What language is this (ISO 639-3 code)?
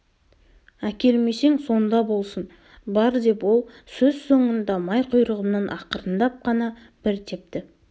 kaz